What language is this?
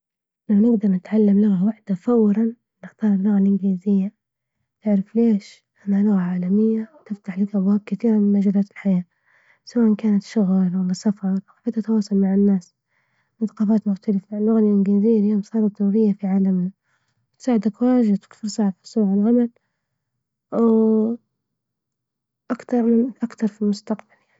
Libyan Arabic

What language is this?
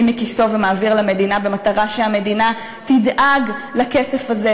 Hebrew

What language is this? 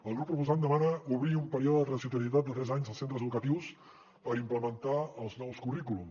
Catalan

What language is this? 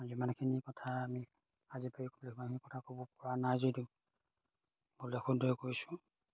Assamese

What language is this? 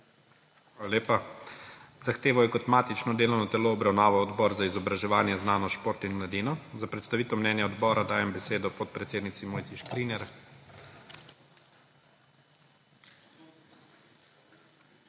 Slovenian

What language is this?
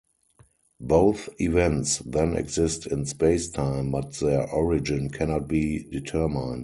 English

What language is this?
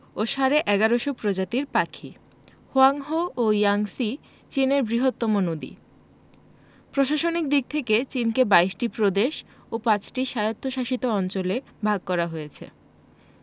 Bangla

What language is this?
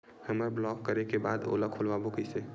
Chhattisgarhi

